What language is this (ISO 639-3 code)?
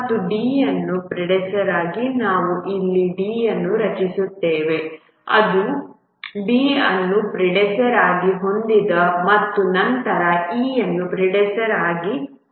kan